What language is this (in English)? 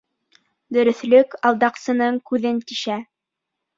Bashkir